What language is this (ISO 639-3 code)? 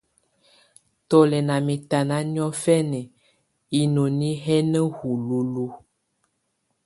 tvu